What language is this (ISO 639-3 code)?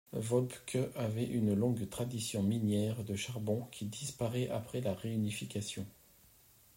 fra